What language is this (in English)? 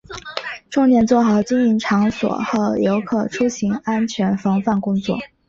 Chinese